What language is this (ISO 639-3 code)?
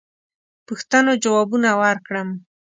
pus